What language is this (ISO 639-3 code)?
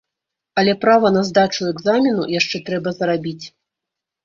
bel